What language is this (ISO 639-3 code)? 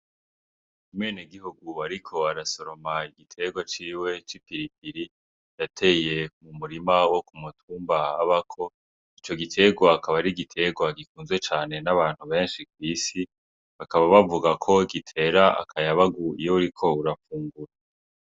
run